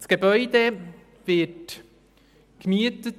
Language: Swiss German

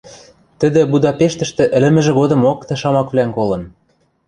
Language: Western Mari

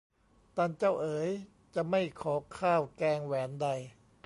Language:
Thai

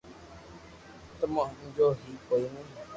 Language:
Loarki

